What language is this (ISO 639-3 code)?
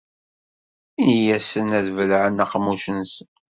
kab